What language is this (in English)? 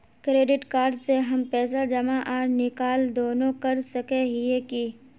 Magahi